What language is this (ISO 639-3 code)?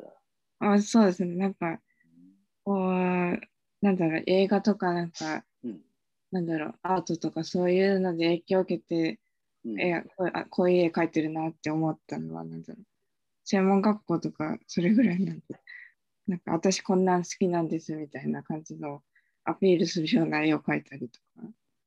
jpn